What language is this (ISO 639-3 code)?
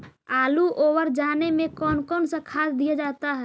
mag